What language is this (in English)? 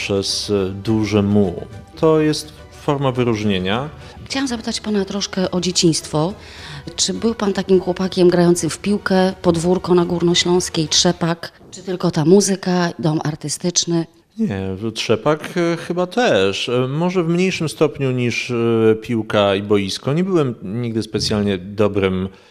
Polish